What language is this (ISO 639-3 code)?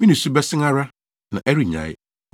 aka